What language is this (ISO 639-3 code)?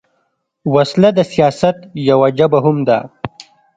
pus